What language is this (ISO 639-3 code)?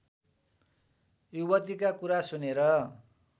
nep